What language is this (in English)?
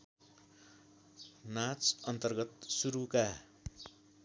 Nepali